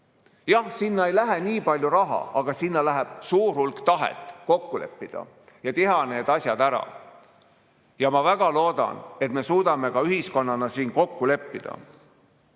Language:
Estonian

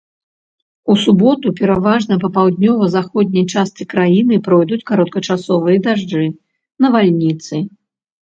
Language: Belarusian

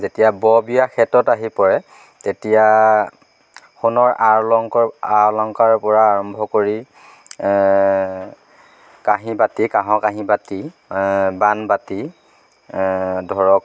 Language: Assamese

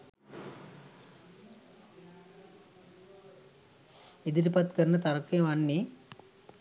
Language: Sinhala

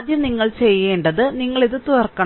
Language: Malayalam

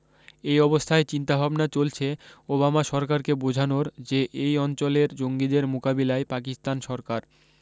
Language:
Bangla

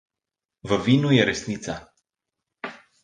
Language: Slovenian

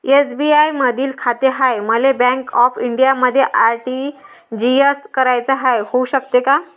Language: Marathi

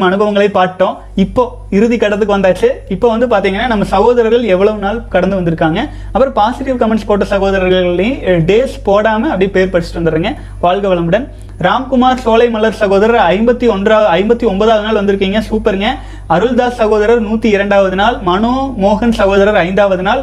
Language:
Tamil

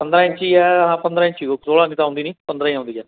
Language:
Punjabi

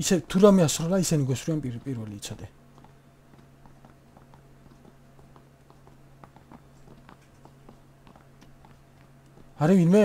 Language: Korean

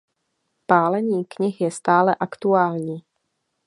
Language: Czech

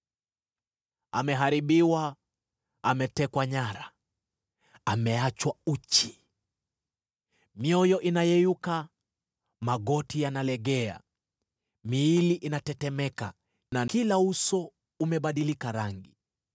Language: Swahili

